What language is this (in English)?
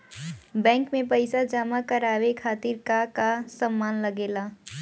Bhojpuri